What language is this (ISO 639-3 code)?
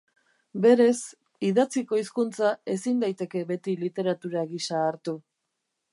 eus